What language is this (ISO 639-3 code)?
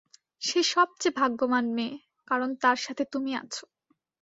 ben